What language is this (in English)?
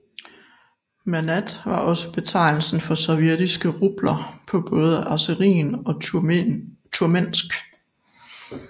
Danish